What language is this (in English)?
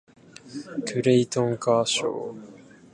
Japanese